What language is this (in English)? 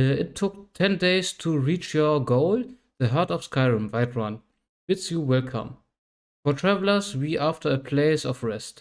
German